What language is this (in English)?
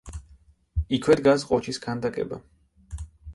Georgian